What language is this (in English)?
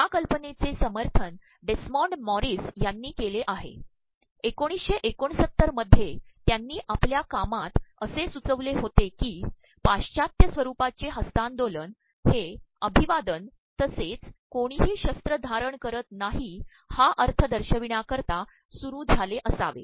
Marathi